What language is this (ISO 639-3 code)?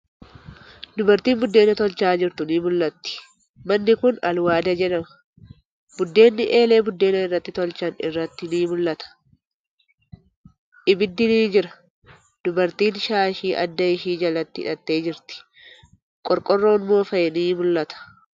orm